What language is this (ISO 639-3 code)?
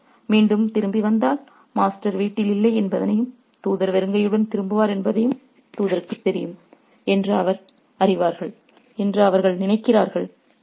tam